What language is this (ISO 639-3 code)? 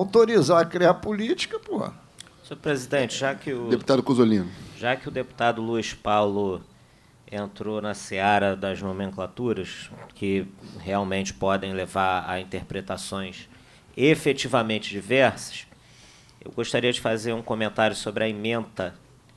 por